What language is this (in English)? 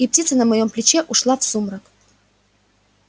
Russian